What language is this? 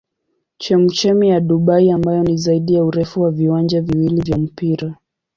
Swahili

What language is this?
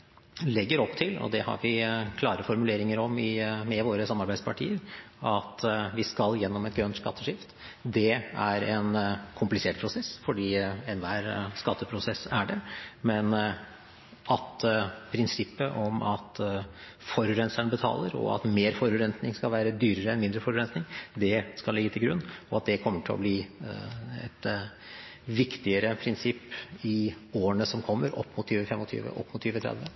Norwegian Bokmål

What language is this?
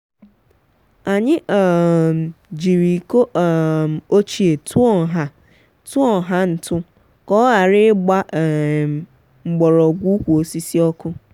Igbo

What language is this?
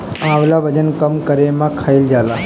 Bhojpuri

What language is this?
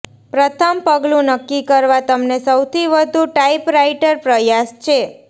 Gujarati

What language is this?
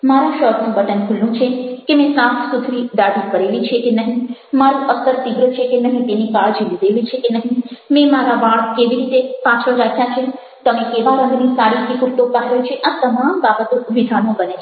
Gujarati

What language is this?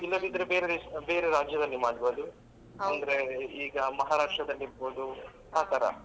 Kannada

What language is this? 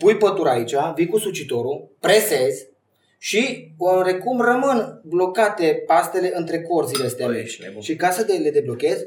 Romanian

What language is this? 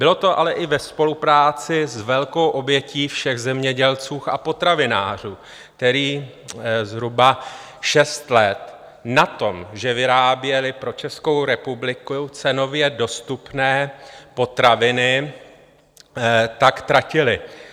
Czech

